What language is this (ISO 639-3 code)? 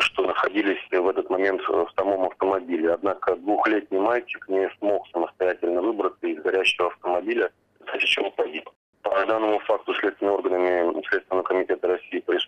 rus